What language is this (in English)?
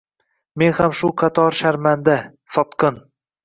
Uzbek